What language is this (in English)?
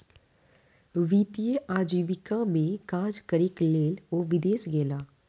Maithili